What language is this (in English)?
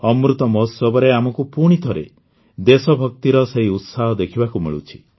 Odia